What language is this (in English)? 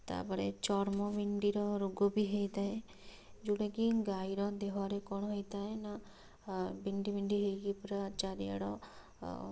Odia